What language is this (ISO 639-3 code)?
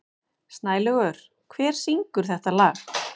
isl